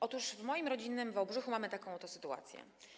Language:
Polish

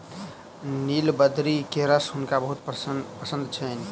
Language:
Maithili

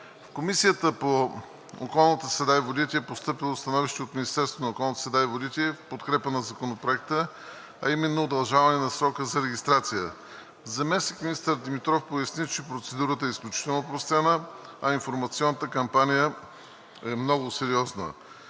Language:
Bulgarian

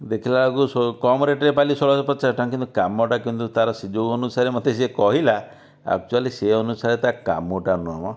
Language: Odia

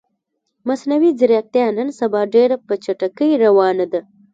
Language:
Pashto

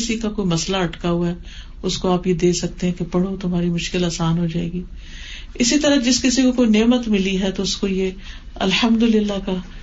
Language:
Urdu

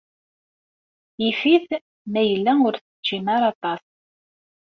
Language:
Kabyle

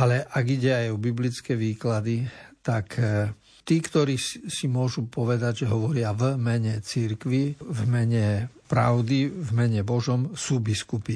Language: Slovak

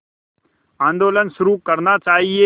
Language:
Hindi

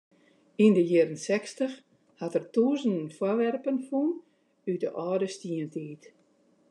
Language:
Western Frisian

